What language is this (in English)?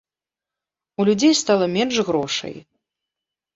Belarusian